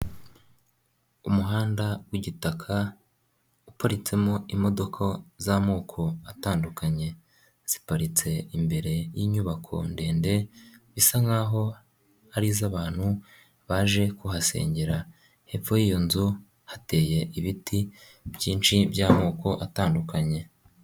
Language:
Kinyarwanda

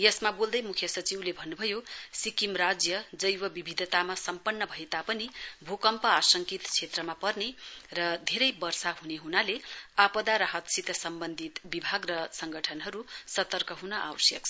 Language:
Nepali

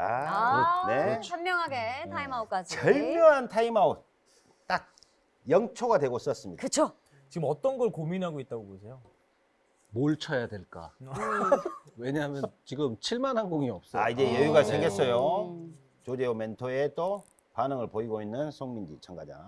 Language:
Korean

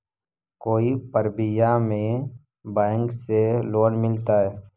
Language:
Magahi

